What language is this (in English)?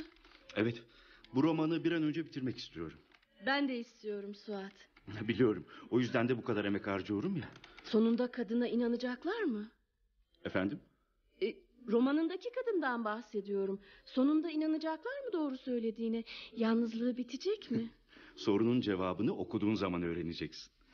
Turkish